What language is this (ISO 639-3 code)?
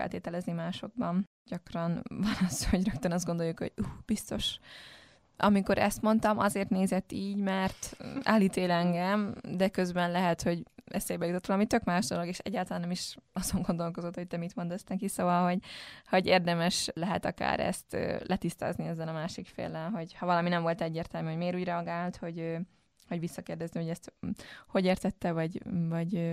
hun